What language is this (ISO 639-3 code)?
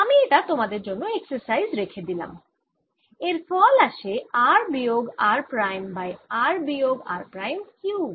ben